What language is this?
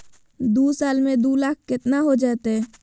Magahi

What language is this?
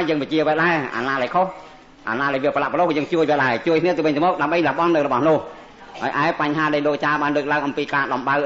Thai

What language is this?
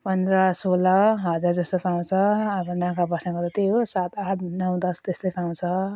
Nepali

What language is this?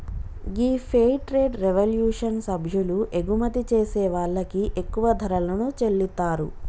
Telugu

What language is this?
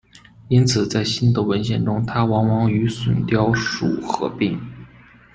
Chinese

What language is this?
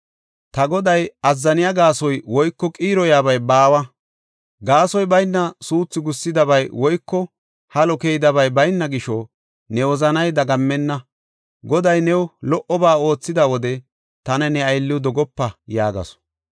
Gofa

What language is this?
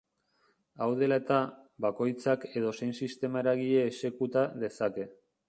Basque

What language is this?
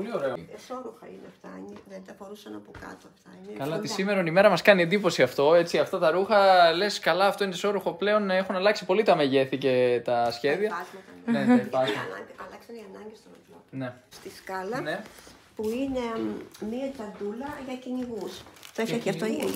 Greek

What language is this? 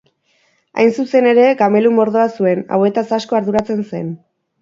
Basque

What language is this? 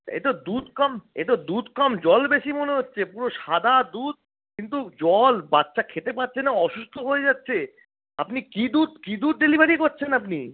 Bangla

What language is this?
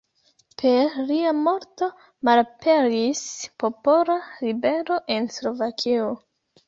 Esperanto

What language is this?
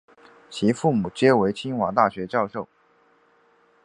Chinese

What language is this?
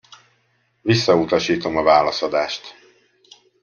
Hungarian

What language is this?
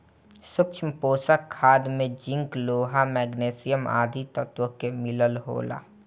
Bhojpuri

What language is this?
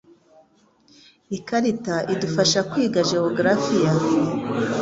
Kinyarwanda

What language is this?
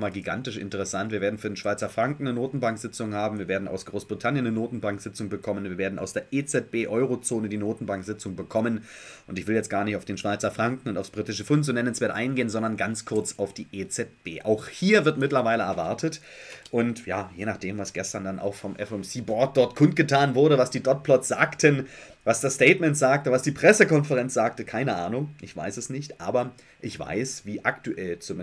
German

